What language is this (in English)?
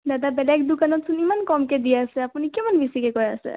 Assamese